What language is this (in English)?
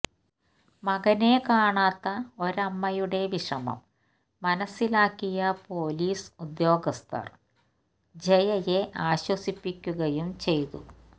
Malayalam